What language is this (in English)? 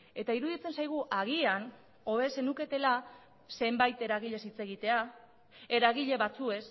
Basque